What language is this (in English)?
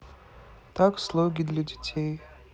Russian